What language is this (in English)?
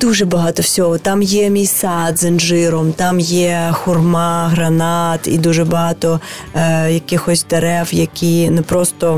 Ukrainian